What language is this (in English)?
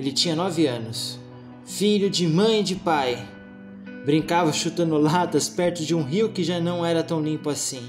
Portuguese